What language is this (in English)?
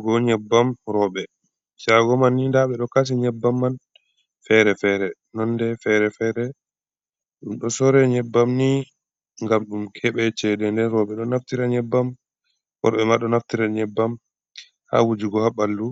Fula